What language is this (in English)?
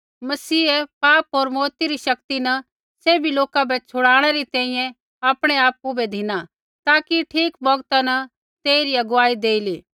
Kullu Pahari